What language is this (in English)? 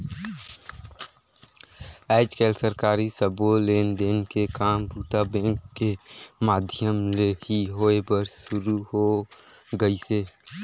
Chhattisgarhi